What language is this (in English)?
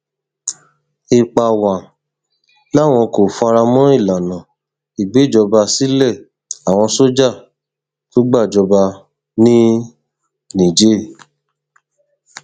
Yoruba